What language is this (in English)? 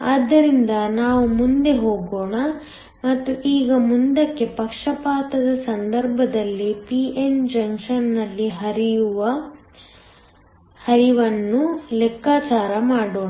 Kannada